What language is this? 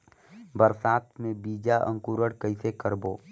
Chhattisgarhi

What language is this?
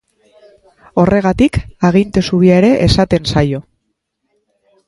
Basque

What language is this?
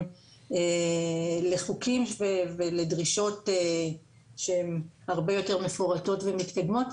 Hebrew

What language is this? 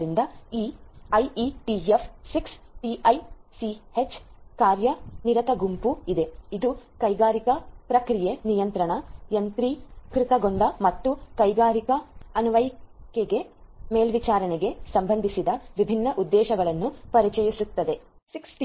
Kannada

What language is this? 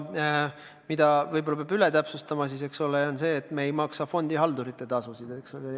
Estonian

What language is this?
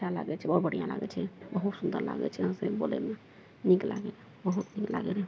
Maithili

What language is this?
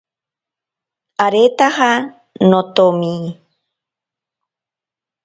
Ashéninka Perené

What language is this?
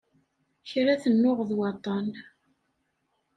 Kabyle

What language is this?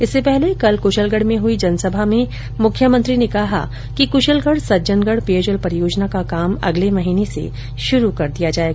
Hindi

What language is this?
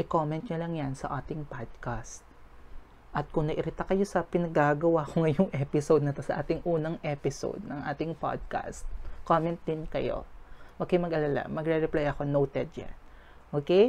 Filipino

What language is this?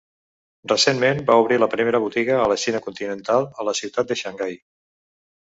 Catalan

